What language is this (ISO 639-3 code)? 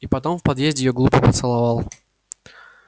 rus